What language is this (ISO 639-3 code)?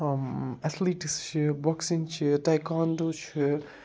kas